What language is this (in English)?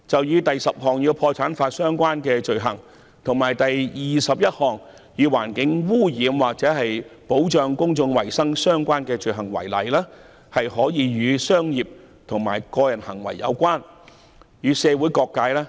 Cantonese